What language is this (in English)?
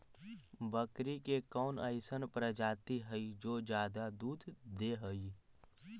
Magahi